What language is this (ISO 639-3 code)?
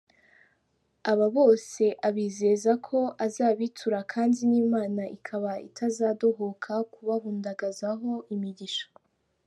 kin